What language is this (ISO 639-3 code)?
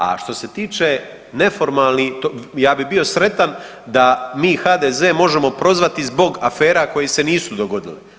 hrv